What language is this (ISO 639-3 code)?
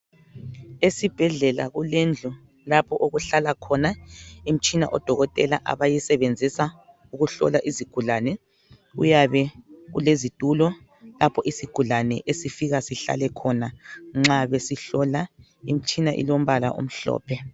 nde